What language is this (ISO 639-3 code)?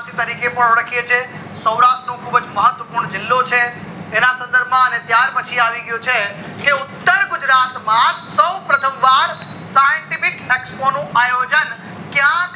guj